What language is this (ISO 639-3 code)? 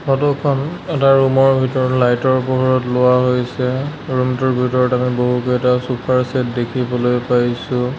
asm